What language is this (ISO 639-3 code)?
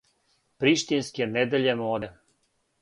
srp